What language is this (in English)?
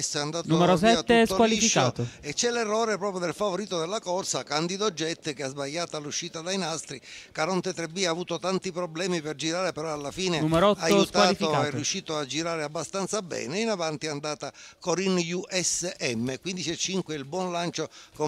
Italian